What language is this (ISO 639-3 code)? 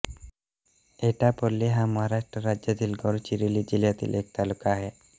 mar